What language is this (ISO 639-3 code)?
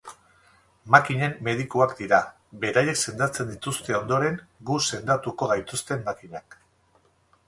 eus